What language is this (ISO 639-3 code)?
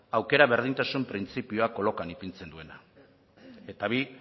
eus